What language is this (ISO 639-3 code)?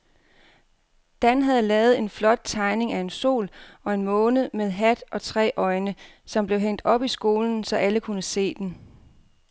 dan